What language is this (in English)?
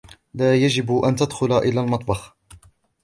Arabic